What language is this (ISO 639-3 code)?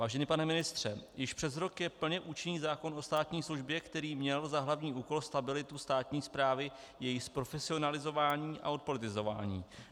ces